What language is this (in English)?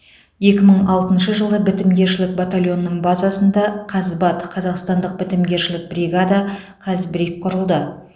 Kazakh